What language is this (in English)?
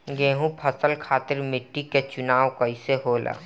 Bhojpuri